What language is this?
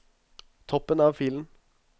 Norwegian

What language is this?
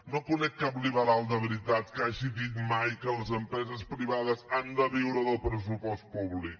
Catalan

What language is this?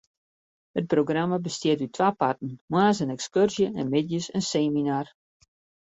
Western Frisian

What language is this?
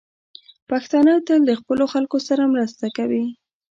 Pashto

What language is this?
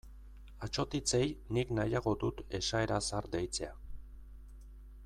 Basque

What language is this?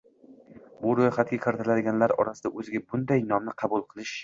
Uzbek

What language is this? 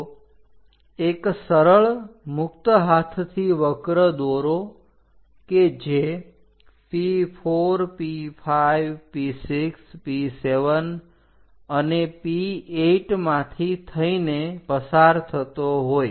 Gujarati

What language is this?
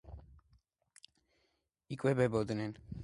Georgian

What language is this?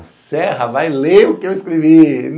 Portuguese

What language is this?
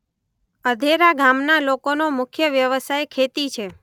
Gujarati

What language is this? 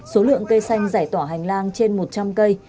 Vietnamese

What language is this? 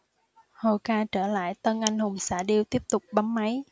Vietnamese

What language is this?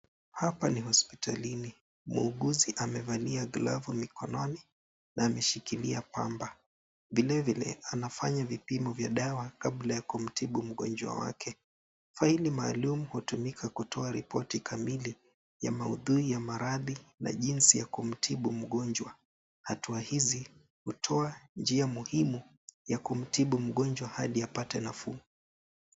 Swahili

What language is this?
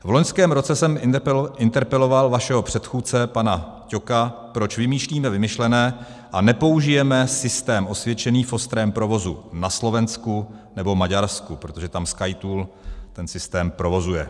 Czech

